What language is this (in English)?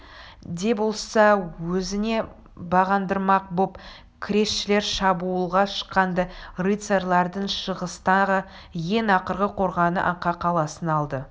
Kazakh